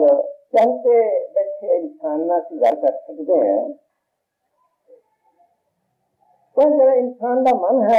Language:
Arabic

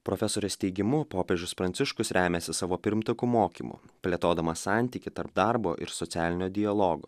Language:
Lithuanian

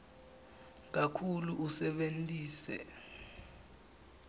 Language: Swati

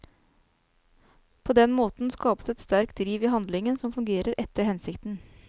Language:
Norwegian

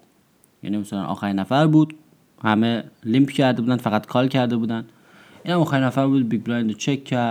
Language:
Persian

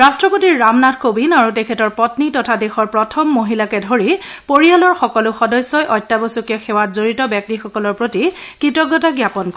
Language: Assamese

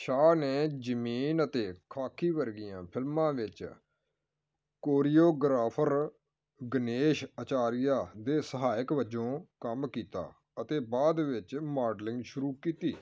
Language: Punjabi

